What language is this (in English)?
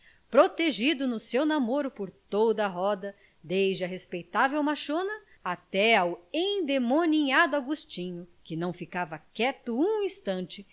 Portuguese